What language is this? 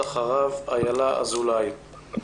Hebrew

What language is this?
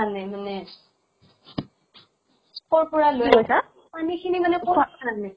Assamese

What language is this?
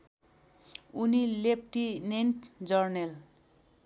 Nepali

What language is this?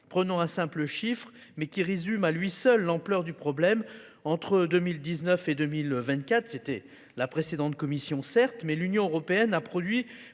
French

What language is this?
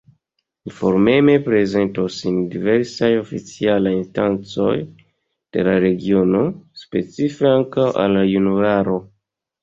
Esperanto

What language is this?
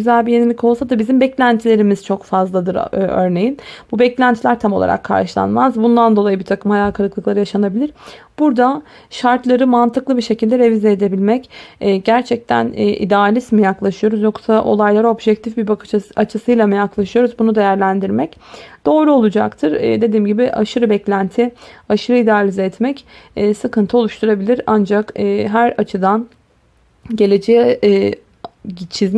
Turkish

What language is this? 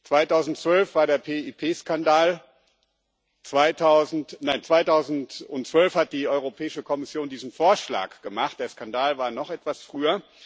German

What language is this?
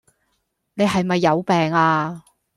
Cantonese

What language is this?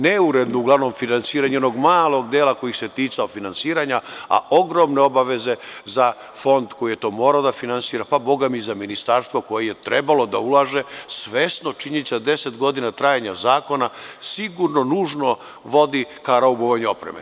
Serbian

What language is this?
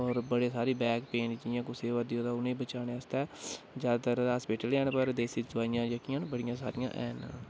Dogri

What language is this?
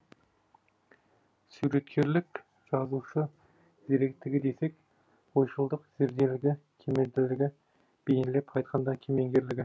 Kazakh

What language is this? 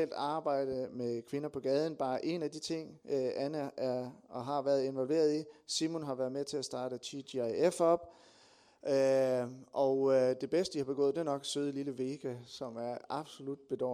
Danish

